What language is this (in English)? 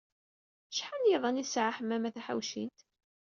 Kabyle